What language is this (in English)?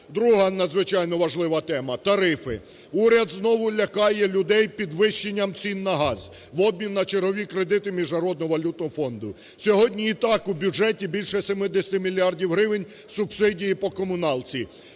Ukrainian